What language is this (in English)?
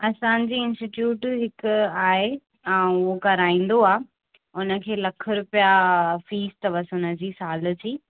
Sindhi